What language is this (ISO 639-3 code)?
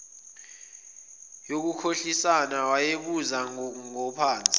zul